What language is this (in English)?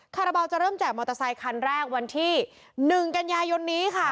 Thai